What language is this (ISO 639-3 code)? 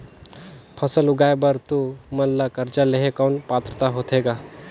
hne